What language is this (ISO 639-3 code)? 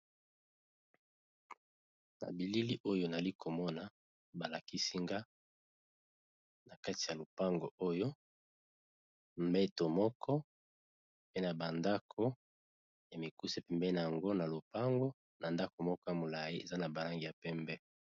lin